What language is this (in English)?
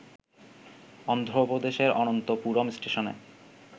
Bangla